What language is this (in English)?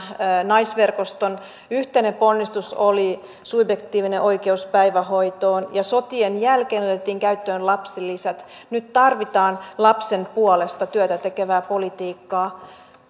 Finnish